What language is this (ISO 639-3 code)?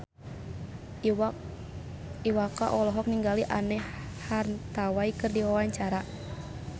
sun